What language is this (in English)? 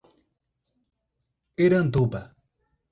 Portuguese